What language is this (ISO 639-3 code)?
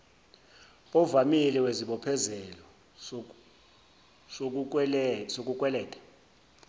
zul